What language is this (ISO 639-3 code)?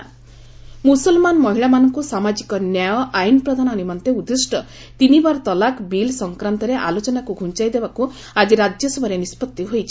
ori